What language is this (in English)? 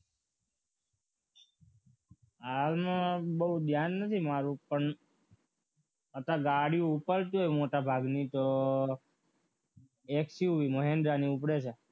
Gujarati